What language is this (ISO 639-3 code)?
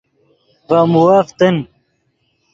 ydg